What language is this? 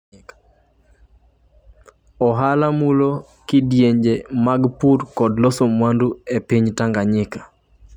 Luo (Kenya and Tanzania)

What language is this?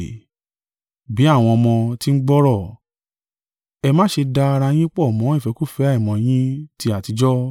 Yoruba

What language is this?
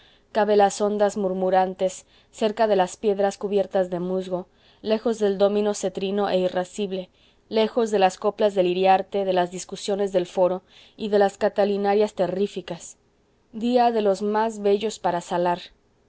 Spanish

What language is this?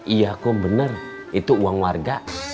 Indonesian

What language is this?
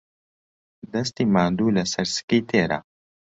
Central Kurdish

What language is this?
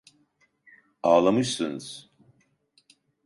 Turkish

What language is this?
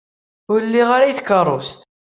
Kabyle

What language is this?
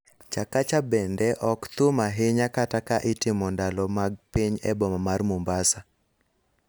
Luo (Kenya and Tanzania)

